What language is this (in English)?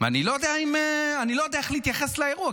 Hebrew